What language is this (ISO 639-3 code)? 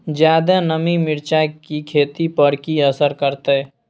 mai